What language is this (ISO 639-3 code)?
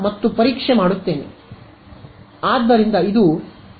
kan